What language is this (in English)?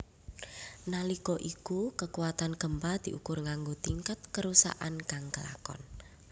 Javanese